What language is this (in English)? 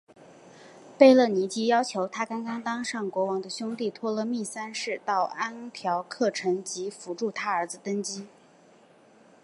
Chinese